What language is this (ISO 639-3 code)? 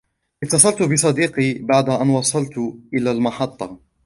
ara